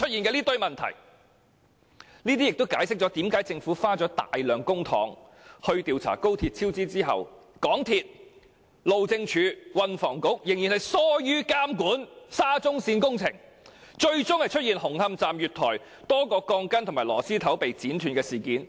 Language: Cantonese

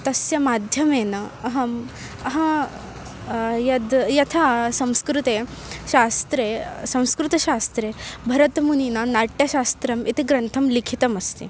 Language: Sanskrit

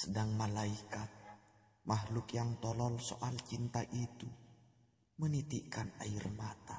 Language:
Indonesian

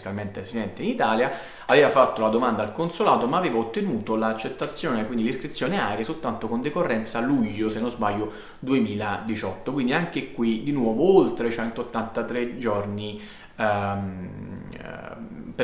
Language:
Italian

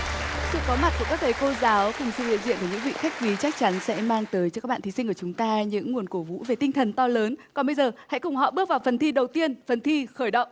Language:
Vietnamese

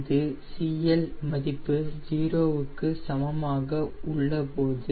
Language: Tamil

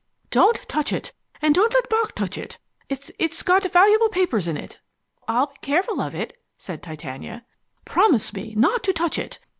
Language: English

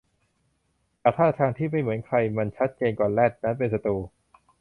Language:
Thai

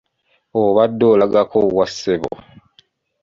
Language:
Ganda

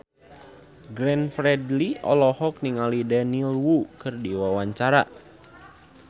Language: Sundanese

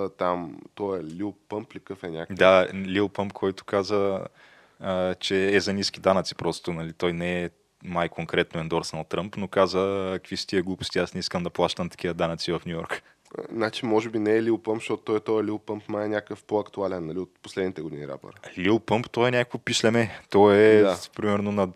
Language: Bulgarian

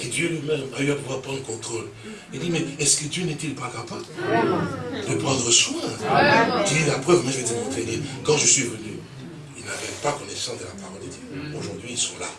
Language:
French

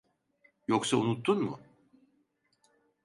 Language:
Turkish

